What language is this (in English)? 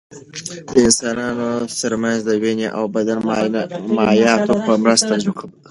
Pashto